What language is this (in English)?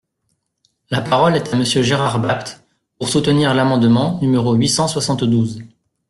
French